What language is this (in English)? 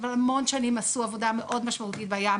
Hebrew